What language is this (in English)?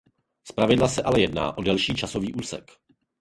Czech